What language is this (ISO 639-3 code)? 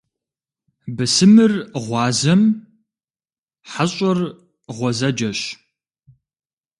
kbd